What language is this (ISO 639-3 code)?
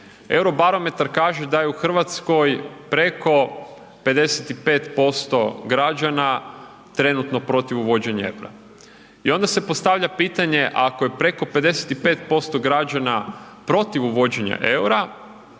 hrv